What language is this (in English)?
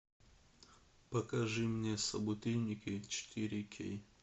Russian